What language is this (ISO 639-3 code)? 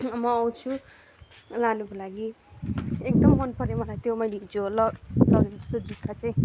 nep